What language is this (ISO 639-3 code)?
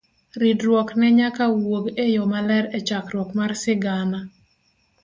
luo